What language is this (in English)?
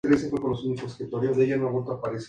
Spanish